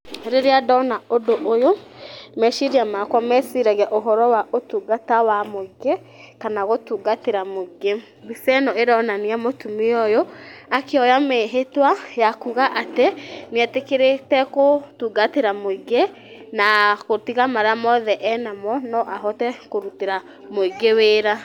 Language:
Kikuyu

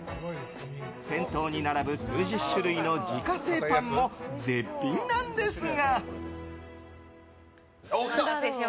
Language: Japanese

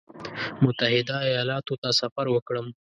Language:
Pashto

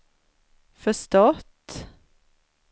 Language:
Swedish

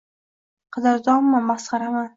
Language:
Uzbek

